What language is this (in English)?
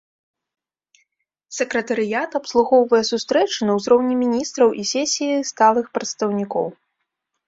Belarusian